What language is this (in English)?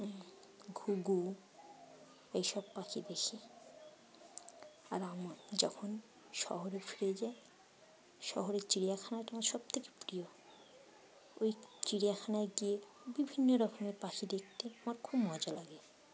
Bangla